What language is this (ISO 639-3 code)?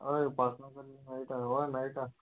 kok